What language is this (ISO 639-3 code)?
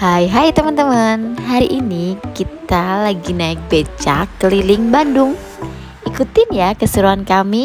ind